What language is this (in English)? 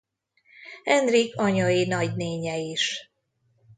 Hungarian